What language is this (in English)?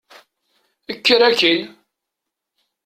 Kabyle